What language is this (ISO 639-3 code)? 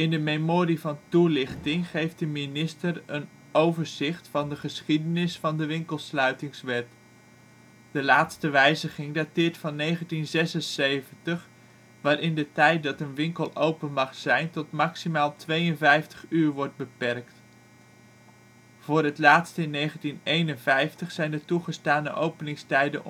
nld